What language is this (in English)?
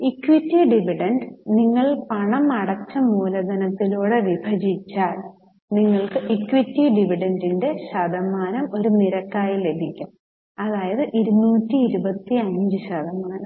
Malayalam